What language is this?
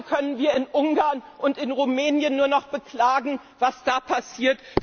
German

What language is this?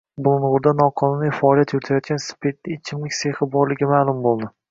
Uzbek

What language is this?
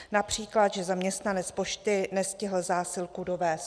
Czech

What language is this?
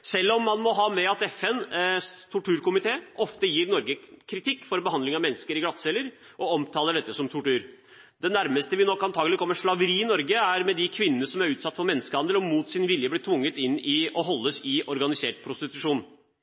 Norwegian Bokmål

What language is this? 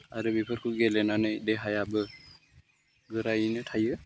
Bodo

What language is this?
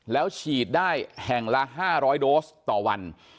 Thai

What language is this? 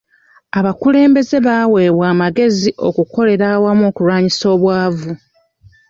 Ganda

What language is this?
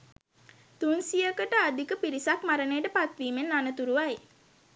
Sinhala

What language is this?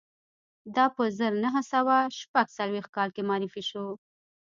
Pashto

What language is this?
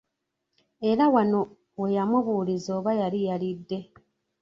Ganda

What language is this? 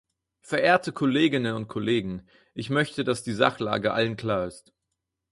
German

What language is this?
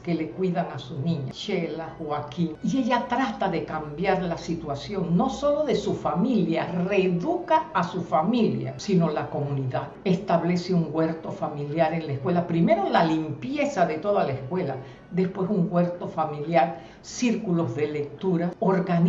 Spanish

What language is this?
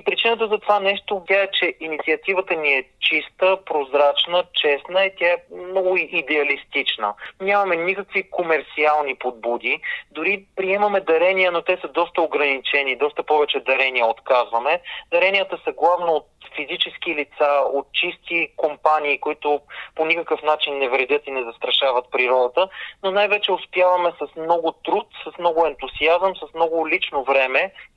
Bulgarian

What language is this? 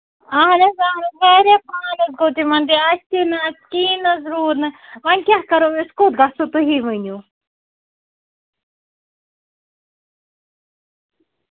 Kashmiri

